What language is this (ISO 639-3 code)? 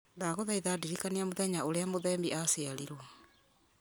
kik